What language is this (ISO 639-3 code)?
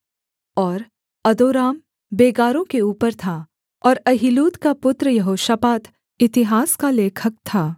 hin